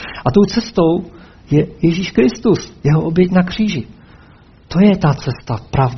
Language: Czech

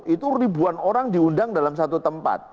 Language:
Indonesian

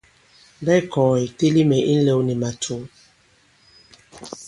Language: Bankon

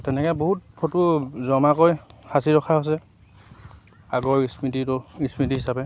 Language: Assamese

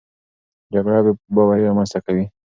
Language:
Pashto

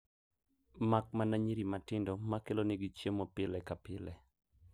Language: Luo (Kenya and Tanzania)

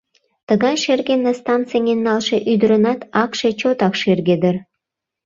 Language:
Mari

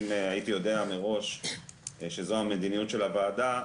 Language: Hebrew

